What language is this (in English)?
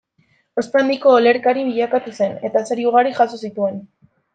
Basque